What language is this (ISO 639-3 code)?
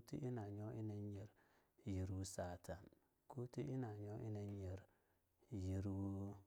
lnu